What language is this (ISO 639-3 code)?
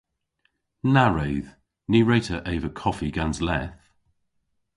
cor